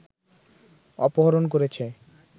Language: Bangla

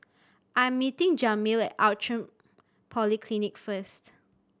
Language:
English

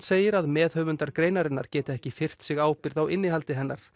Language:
Icelandic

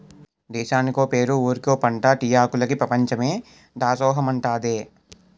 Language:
Telugu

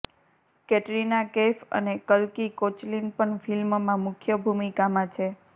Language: Gujarati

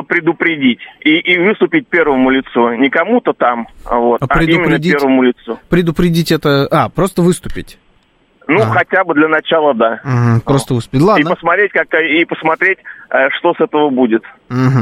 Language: Russian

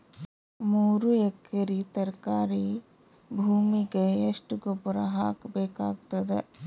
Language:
Kannada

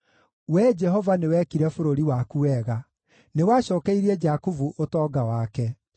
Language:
Kikuyu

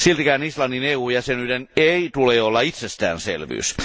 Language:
Finnish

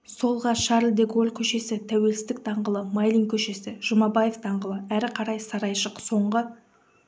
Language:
Kazakh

